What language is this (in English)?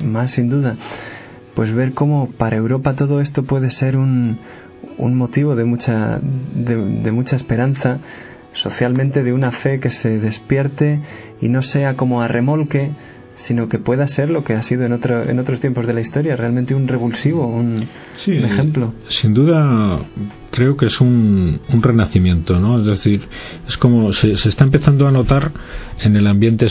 Spanish